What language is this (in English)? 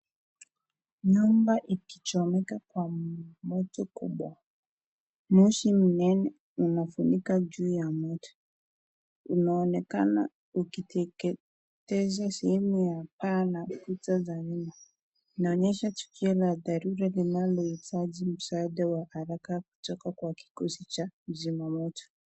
Swahili